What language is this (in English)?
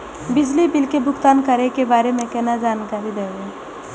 Maithili